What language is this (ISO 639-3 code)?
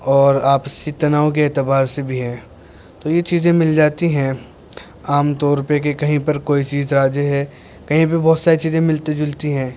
urd